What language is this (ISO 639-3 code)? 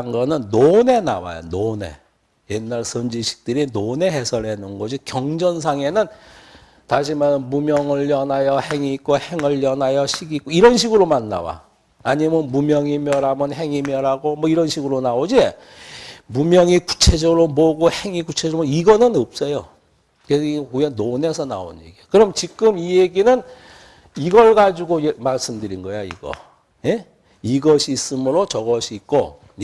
kor